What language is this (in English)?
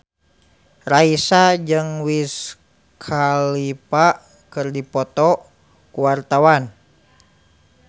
Sundanese